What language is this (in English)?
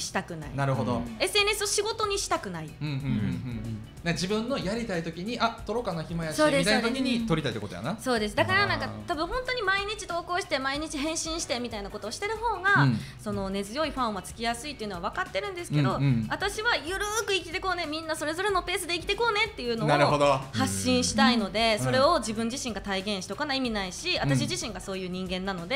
Japanese